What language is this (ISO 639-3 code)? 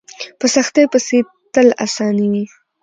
pus